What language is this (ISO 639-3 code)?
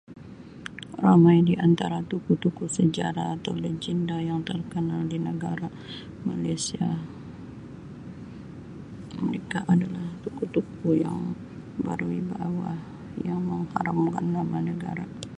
msi